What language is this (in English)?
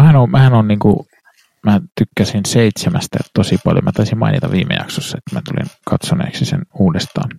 Finnish